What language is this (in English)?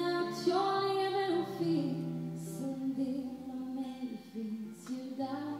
Swedish